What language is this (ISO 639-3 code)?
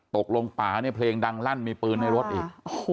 tha